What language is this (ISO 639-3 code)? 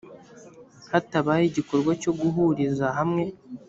kin